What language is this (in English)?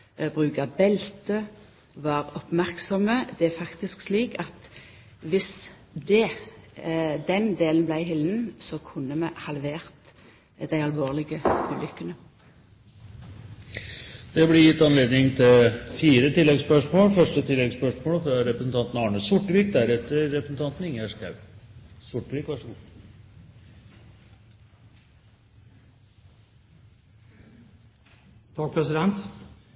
Norwegian